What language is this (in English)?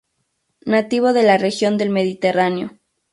Spanish